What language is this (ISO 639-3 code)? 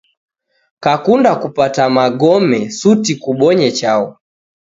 dav